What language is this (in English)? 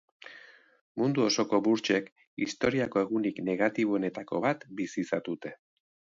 Basque